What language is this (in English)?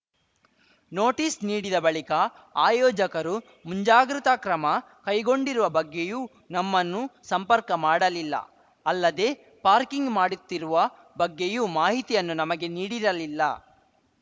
Kannada